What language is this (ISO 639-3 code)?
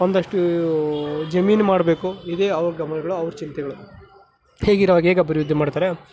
kan